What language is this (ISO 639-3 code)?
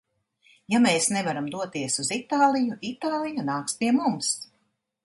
lav